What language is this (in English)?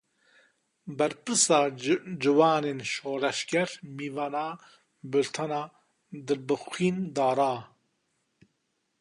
Kurdish